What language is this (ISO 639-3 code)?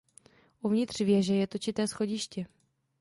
ces